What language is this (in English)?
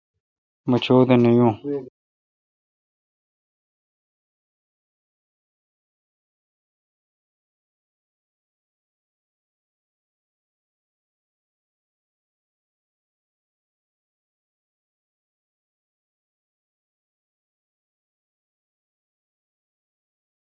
Kalkoti